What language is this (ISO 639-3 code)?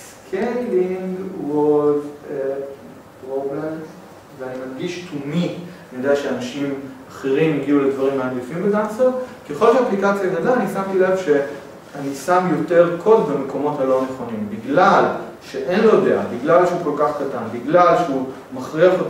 heb